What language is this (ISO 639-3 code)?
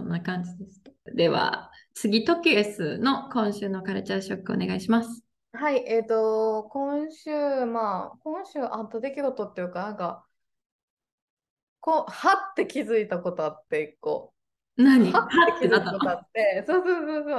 jpn